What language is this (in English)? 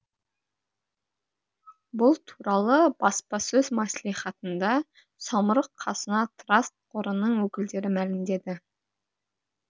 Kazakh